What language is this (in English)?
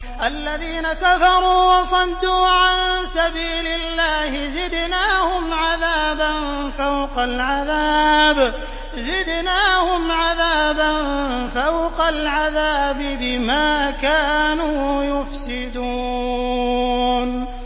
Arabic